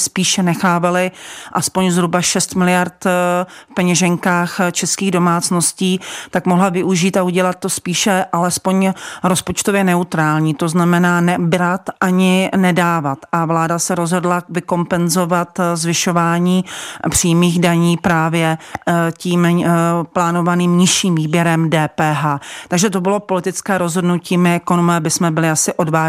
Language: Czech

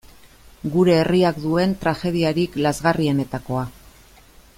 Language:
Basque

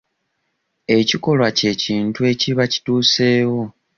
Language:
Ganda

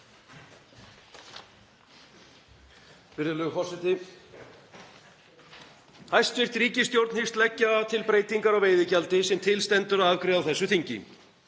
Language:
Icelandic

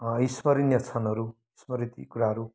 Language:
Nepali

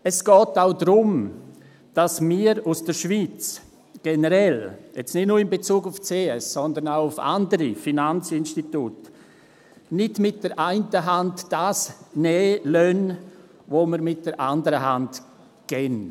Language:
Swiss German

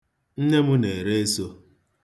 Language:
Igbo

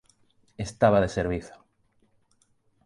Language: Galician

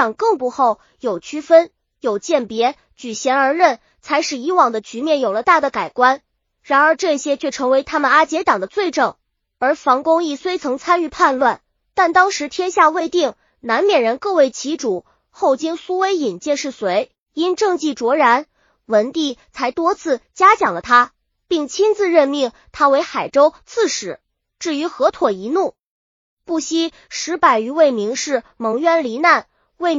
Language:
Chinese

